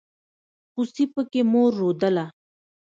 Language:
Pashto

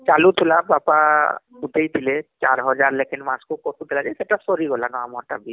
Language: Odia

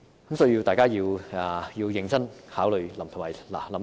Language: Cantonese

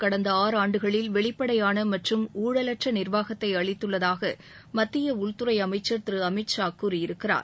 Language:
Tamil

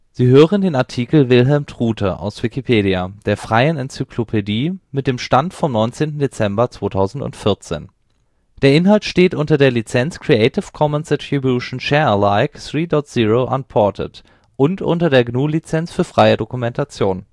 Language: German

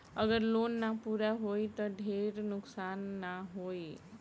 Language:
Bhojpuri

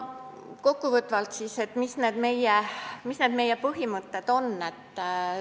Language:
Estonian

